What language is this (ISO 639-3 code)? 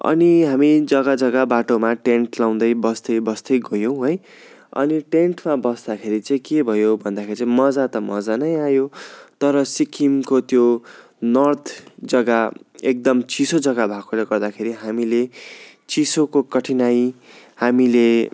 nep